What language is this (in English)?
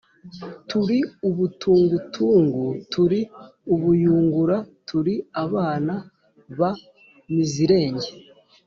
Kinyarwanda